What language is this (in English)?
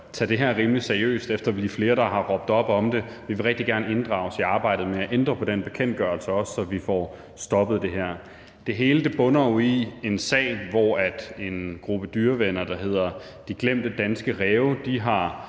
Danish